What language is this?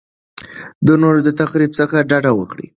Pashto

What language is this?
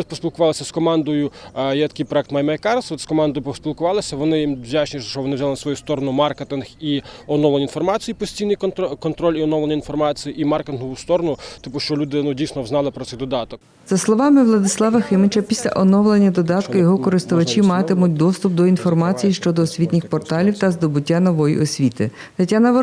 Ukrainian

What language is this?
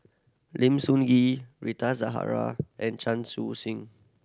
English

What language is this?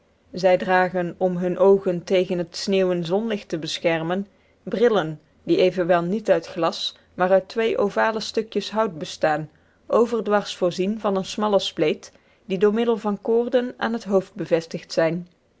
Dutch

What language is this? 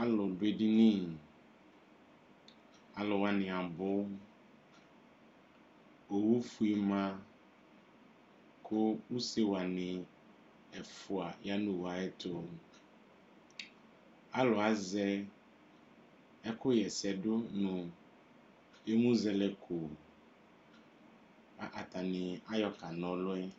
Ikposo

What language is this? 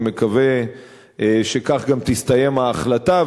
Hebrew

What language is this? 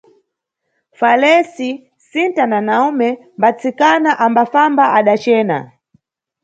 Nyungwe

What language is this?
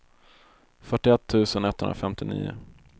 Swedish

